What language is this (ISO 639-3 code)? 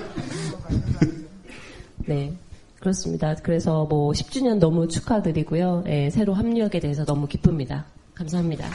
kor